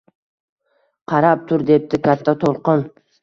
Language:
Uzbek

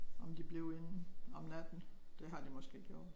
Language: Danish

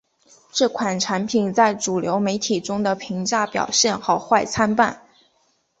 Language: Chinese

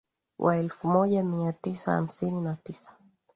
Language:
Swahili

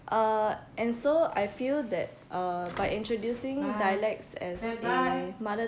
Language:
English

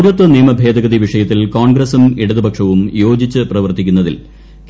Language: Malayalam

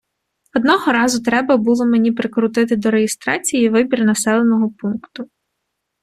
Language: Ukrainian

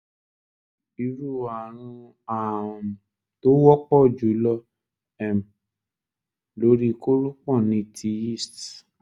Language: Yoruba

